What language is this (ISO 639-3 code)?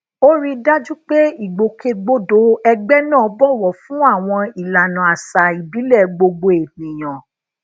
yor